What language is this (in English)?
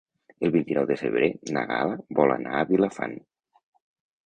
Catalan